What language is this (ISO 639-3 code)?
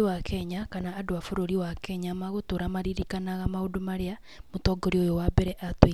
kik